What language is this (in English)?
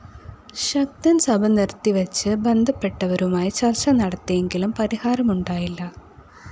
Malayalam